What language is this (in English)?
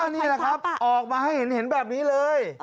Thai